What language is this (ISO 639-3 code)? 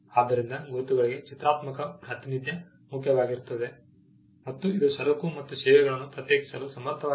kan